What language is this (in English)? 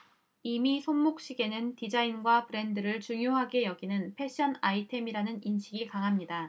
Korean